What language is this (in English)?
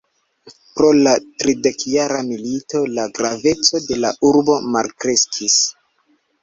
Esperanto